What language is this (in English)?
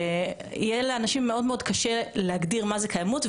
Hebrew